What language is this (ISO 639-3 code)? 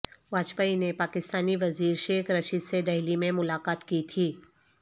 urd